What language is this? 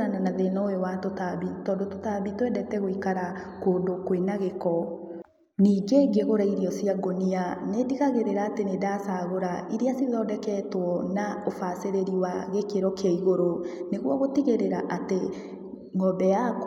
Kikuyu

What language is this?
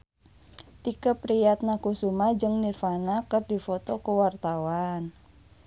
Sundanese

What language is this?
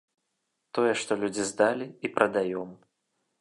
Belarusian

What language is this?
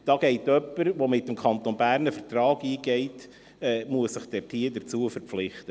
Swiss German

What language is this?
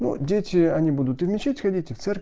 Russian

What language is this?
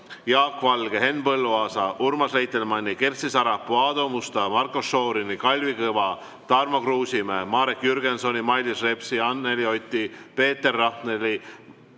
Estonian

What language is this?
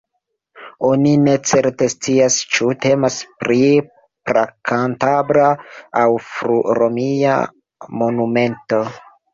Esperanto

